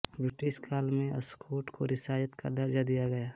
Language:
Hindi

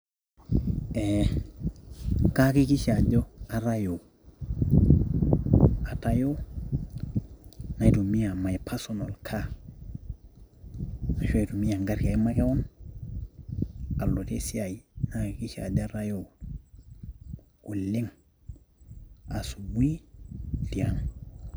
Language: Masai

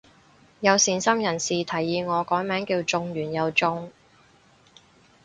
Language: Cantonese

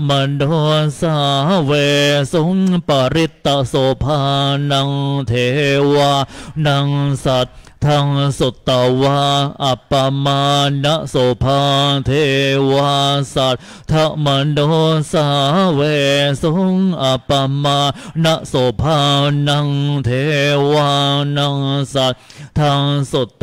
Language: Thai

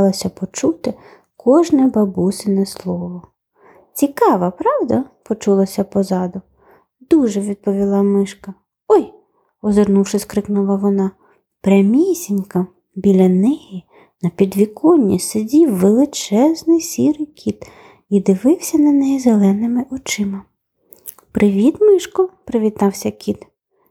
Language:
Ukrainian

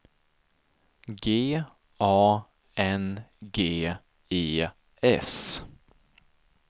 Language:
Swedish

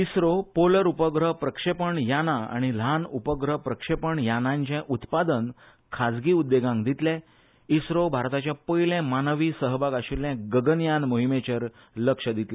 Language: Konkani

